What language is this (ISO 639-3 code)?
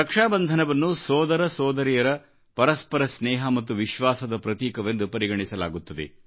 kan